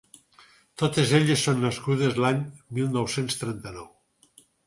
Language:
Catalan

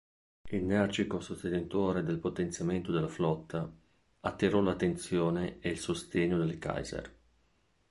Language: Italian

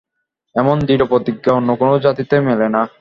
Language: Bangla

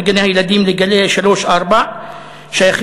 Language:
Hebrew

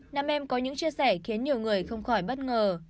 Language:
Vietnamese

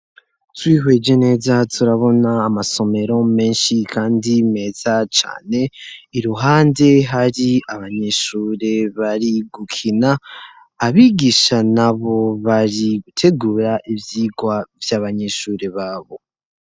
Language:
Rundi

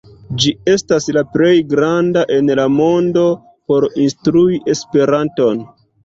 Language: Esperanto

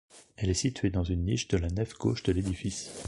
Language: French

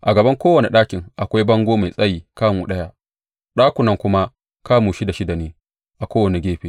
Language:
Hausa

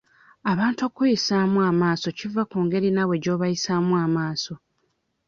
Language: Ganda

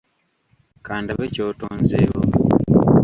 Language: Ganda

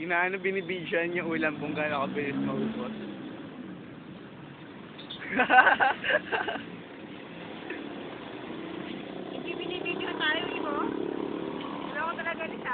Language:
Filipino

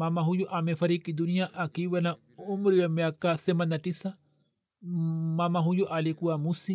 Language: Swahili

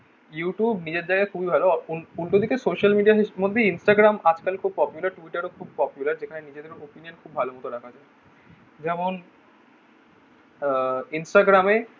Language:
Bangla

